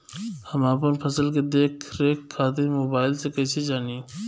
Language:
Bhojpuri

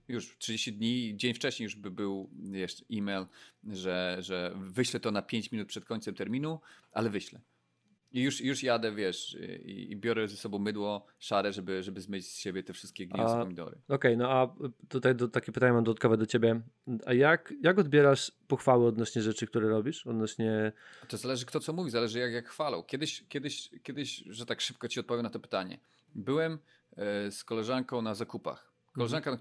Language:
Polish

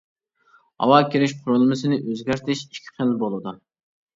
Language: Uyghur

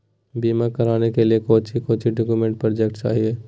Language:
Magahi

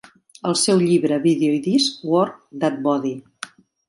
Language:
Catalan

